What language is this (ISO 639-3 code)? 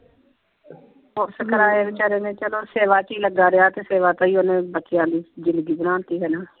pan